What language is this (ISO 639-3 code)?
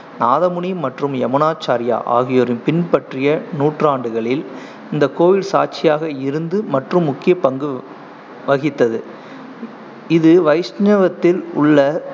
tam